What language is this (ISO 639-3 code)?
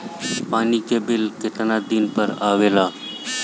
bho